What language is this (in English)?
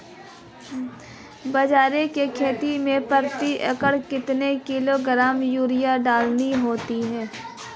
Hindi